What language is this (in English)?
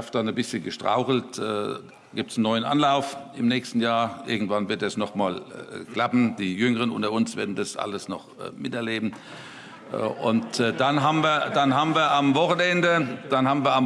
German